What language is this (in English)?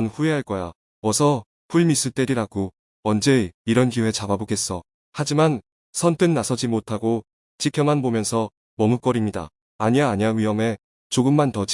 Korean